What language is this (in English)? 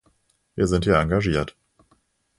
German